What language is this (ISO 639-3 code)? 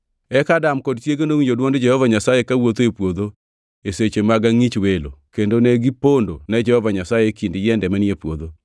luo